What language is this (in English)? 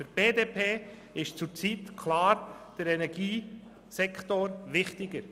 Swiss German